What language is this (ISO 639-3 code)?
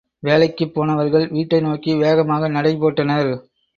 tam